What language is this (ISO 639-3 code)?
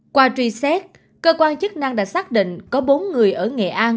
vie